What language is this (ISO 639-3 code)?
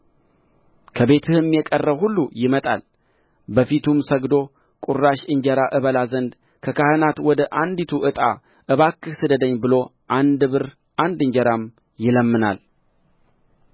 amh